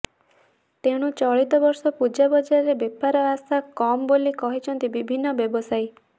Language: Odia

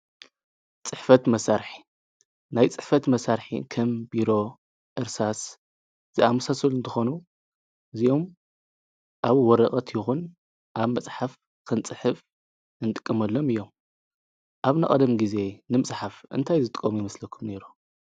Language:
Tigrinya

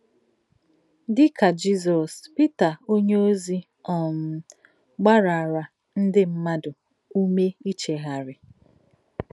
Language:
Igbo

